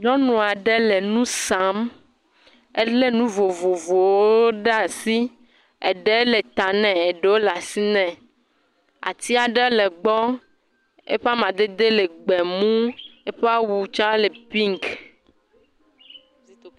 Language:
Ewe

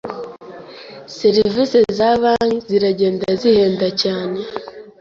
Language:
Kinyarwanda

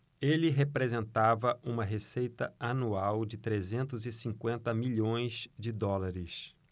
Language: Portuguese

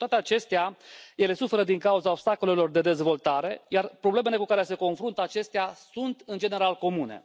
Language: Romanian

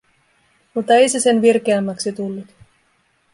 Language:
Finnish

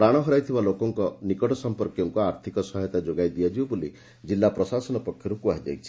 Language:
Odia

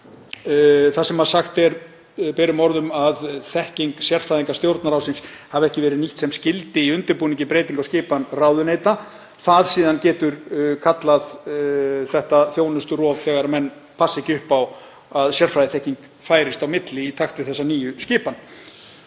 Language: Icelandic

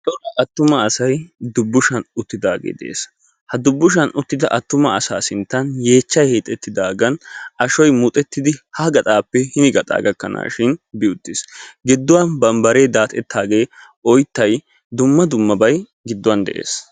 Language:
Wolaytta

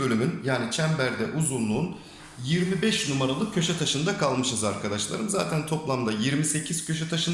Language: Turkish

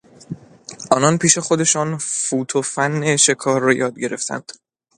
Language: Persian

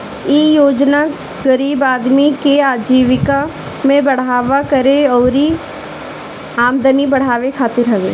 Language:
Bhojpuri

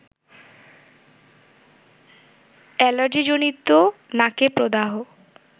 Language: Bangla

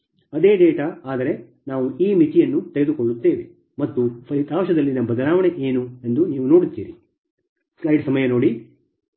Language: Kannada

